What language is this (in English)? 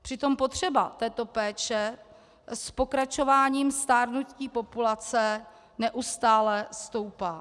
Czech